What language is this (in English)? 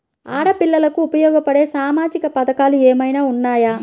Telugu